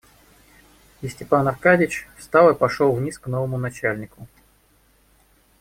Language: Russian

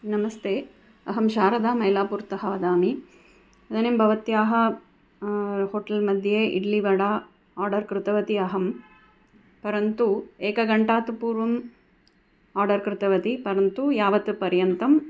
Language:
Sanskrit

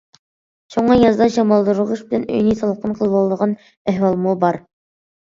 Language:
Uyghur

